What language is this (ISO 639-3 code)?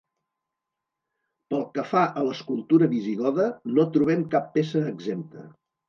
cat